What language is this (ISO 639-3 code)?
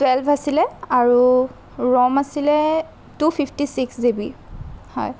asm